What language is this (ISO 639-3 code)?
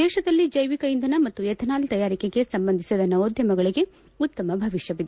kan